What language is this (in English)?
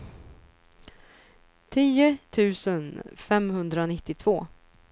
Swedish